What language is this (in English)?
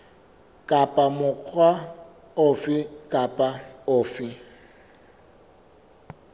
Southern Sotho